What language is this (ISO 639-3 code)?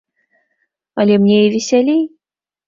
bel